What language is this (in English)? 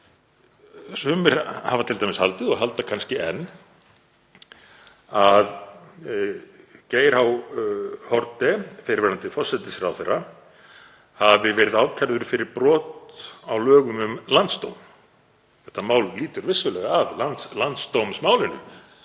Icelandic